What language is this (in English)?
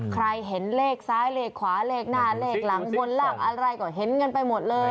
Thai